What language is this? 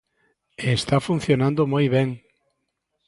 Galician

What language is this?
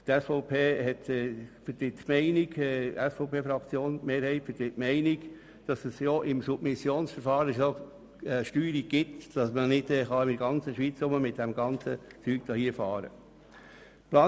Swiss German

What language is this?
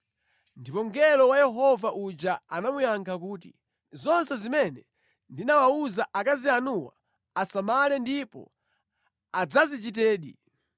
Nyanja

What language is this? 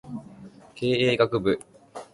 Japanese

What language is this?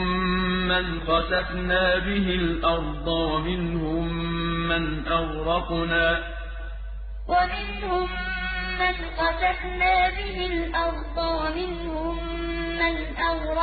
Arabic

